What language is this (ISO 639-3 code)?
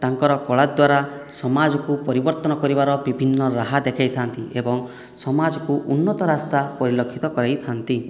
ori